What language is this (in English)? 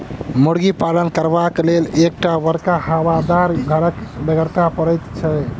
Maithili